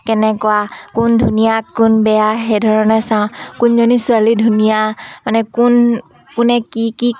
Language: Assamese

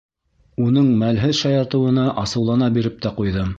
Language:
Bashkir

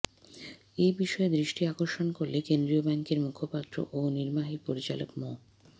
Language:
Bangla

